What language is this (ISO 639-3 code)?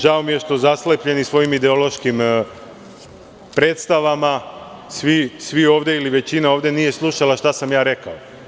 srp